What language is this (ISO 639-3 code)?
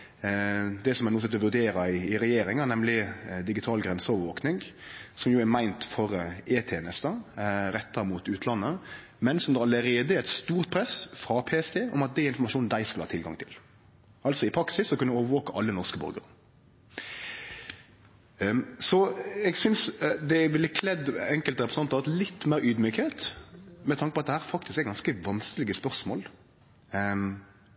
nno